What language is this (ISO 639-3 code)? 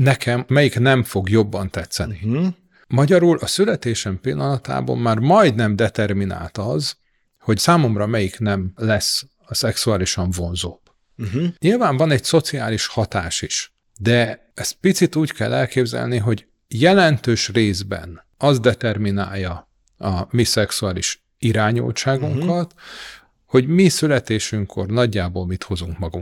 hun